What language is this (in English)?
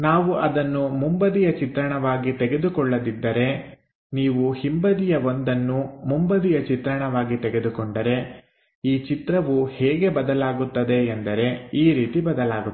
Kannada